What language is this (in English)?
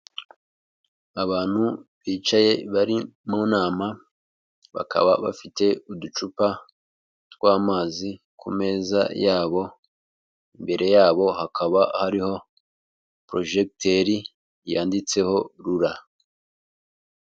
Kinyarwanda